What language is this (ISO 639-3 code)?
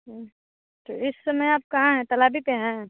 hin